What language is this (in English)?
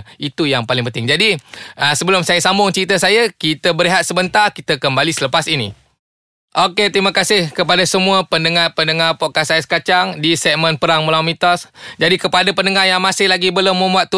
Malay